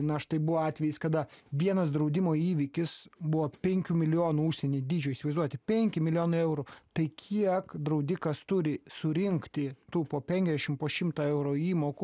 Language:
Lithuanian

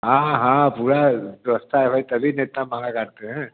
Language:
Hindi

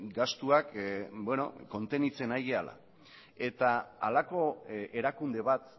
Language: Basque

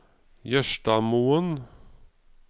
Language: Norwegian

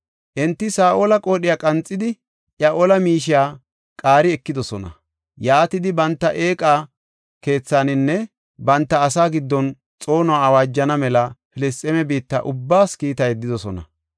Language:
Gofa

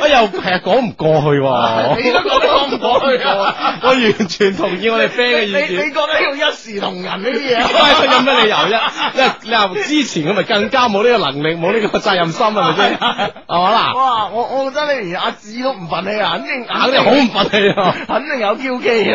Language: Chinese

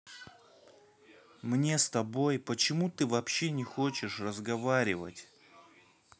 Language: Russian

